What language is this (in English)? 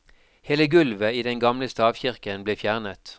Norwegian